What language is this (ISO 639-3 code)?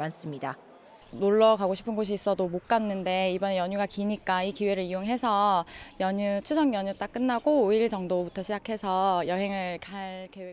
kor